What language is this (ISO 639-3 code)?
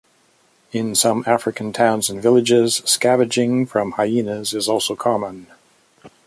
eng